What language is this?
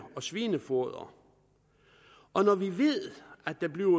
Danish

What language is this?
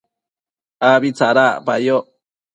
Matsés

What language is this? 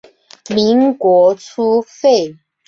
Chinese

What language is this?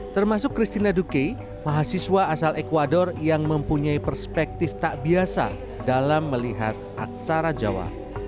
Indonesian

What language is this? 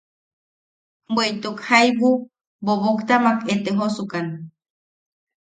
Yaqui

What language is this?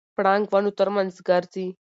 Pashto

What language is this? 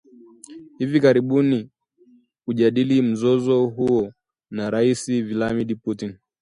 Swahili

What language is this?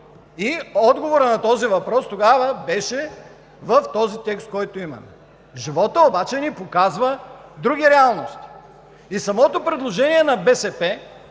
Bulgarian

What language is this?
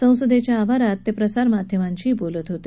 Marathi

